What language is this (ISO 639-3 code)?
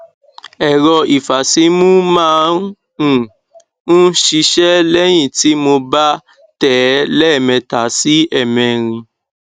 yor